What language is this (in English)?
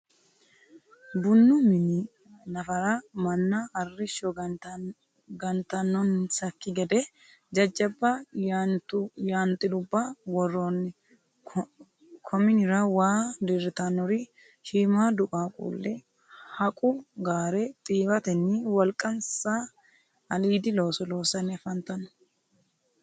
Sidamo